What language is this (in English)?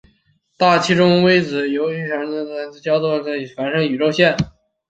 Chinese